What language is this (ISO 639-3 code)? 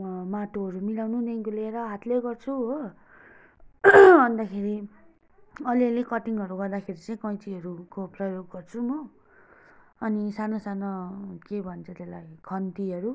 nep